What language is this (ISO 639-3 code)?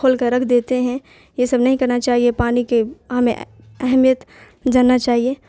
urd